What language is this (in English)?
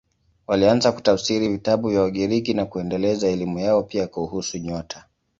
Swahili